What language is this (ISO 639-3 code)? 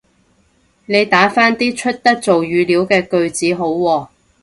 yue